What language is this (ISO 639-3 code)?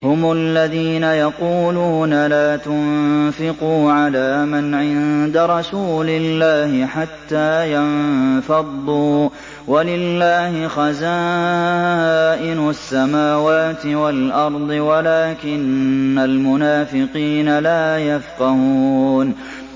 ara